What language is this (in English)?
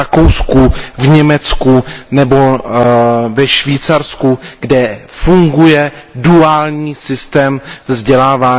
Czech